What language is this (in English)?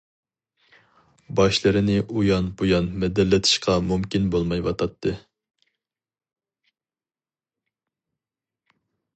Uyghur